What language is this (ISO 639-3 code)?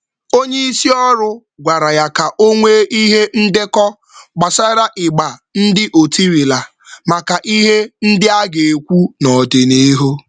ibo